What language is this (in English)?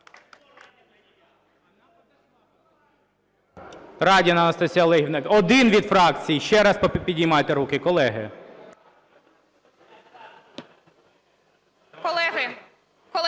Ukrainian